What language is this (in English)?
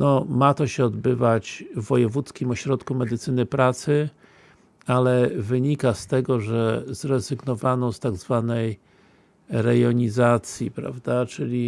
Polish